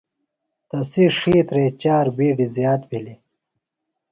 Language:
Phalura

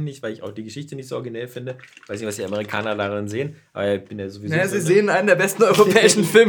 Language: German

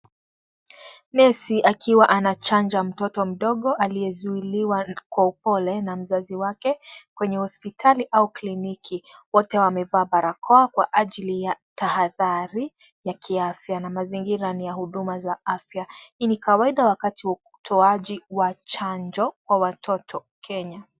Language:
Swahili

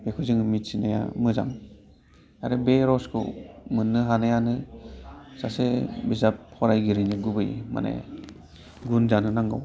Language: Bodo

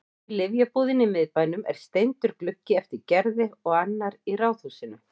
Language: Icelandic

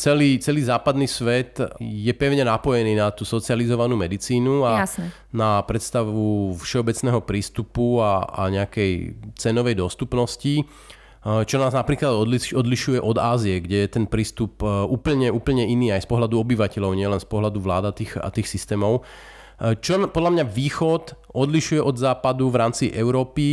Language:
Slovak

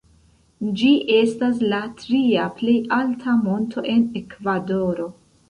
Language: Esperanto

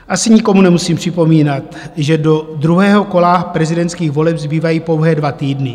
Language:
Czech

